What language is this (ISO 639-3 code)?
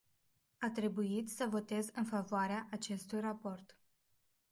ron